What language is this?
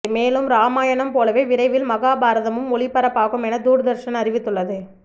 Tamil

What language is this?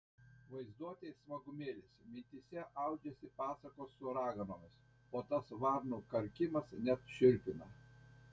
Lithuanian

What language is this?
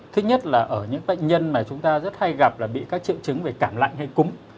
Vietnamese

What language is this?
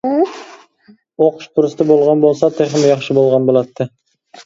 Uyghur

